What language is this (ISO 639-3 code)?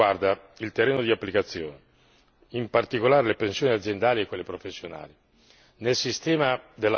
ita